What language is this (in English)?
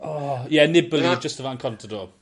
Welsh